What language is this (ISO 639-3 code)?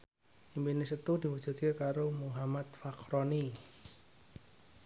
jav